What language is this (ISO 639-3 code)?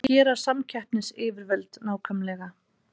isl